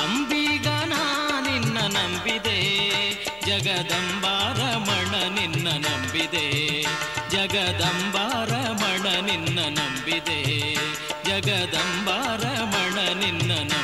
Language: Kannada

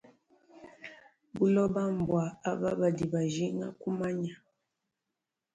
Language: Luba-Lulua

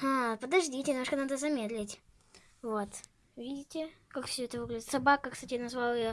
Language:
Russian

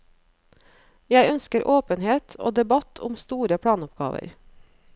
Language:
Norwegian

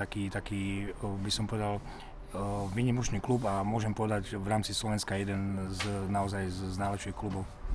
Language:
Slovak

